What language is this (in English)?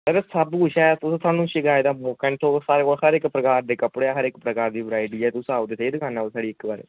Dogri